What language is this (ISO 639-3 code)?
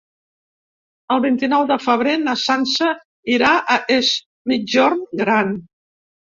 cat